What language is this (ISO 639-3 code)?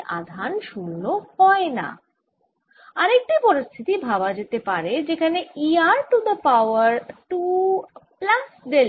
ben